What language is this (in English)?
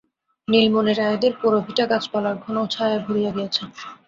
Bangla